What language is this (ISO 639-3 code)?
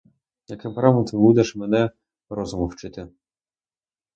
ukr